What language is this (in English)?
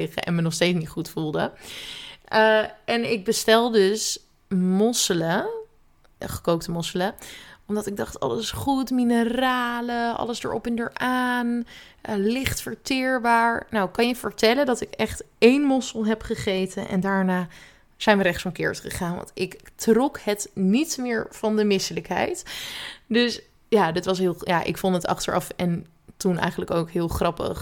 Dutch